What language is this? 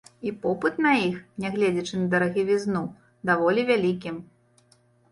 Belarusian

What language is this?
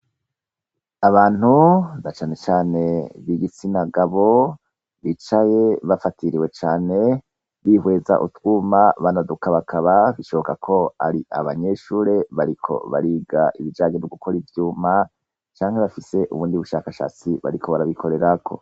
Rundi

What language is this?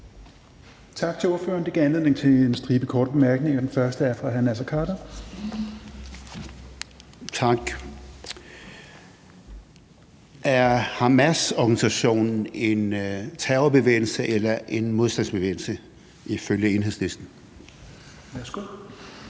Danish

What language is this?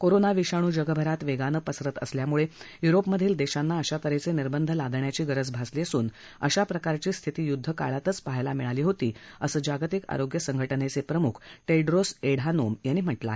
Marathi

